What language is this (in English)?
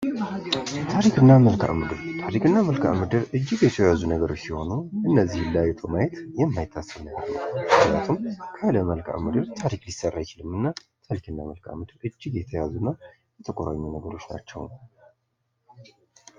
Amharic